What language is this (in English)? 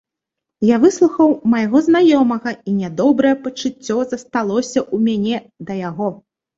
Belarusian